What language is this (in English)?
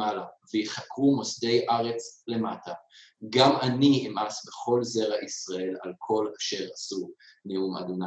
Hebrew